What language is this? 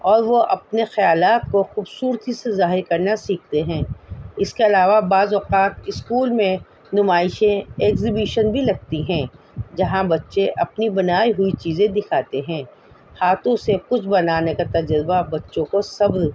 Urdu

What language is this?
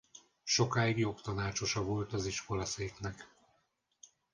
Hungarian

